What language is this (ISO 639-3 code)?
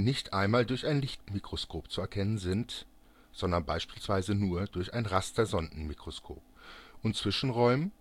deu